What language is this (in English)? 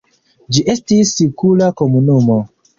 Esperanto